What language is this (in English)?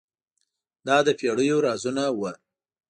Pashto